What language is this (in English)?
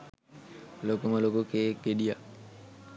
Sinhala